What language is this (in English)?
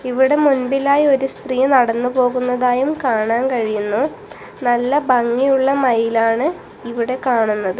Malayalam